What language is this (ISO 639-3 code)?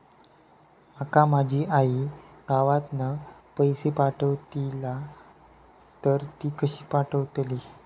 mar